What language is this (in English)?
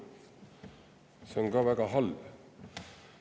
Estonian